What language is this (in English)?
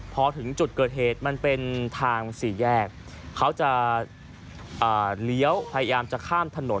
Thai